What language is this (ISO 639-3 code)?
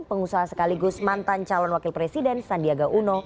ind